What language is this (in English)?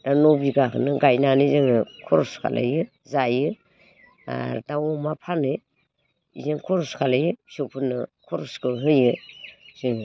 Bodo